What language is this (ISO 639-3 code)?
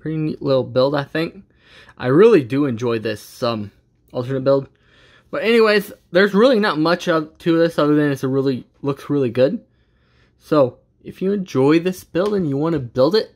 eng